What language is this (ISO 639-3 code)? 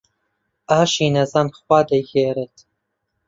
ckb